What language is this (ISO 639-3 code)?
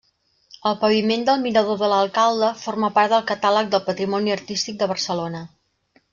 cat